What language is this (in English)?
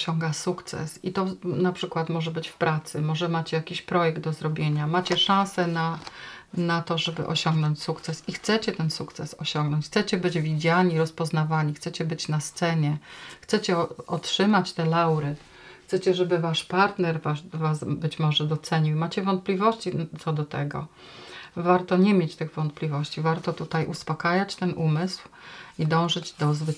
Polish